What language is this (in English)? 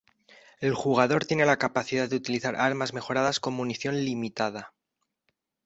Spanish